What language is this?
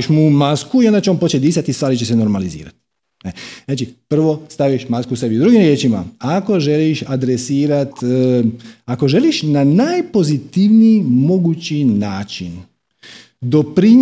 Croatian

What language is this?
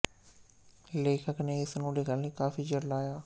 Punjabi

